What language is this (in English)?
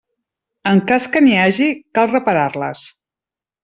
Catalan